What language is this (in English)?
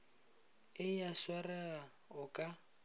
Northern Sotho